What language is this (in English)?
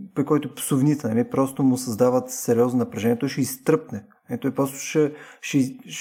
Bulgarian